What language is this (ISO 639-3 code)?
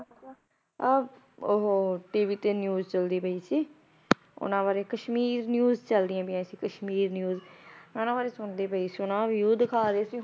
pan